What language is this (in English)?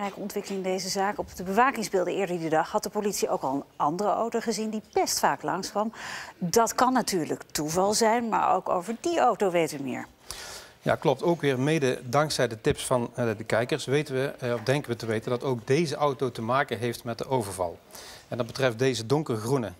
Dutch